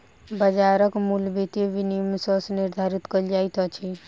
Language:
Maithili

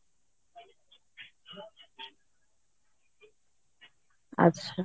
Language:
Odia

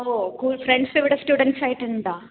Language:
Malayalam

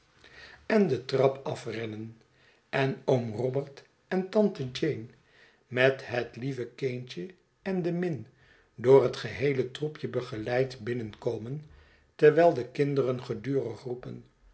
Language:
Dutch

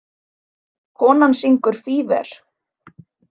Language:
Icelandic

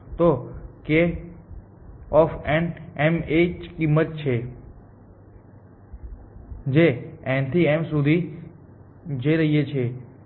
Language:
Gujarati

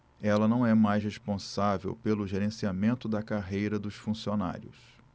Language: Portuguese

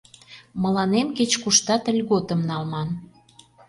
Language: Mari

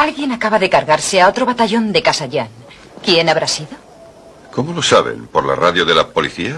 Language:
Spanish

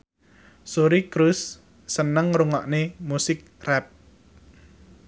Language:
Javanese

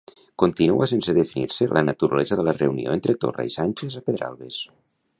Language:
Catalan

